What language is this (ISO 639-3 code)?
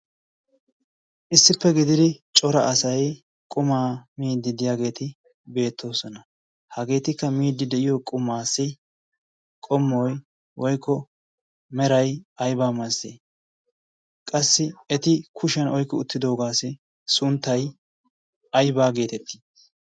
wal